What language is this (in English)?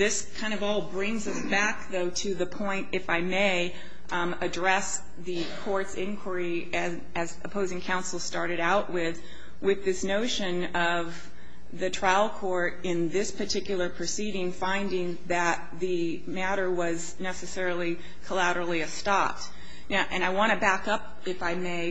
English